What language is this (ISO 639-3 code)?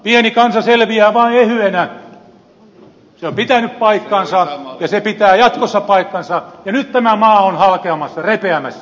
fin